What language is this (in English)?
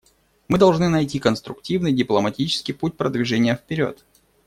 Russian